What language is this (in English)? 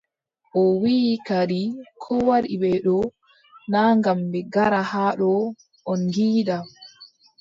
Adamawa Fulfulde